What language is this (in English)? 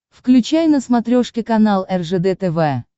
Russian